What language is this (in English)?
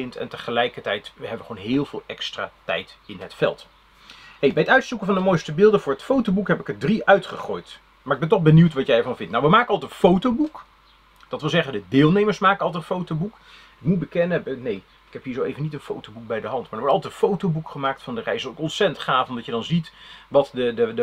Dutch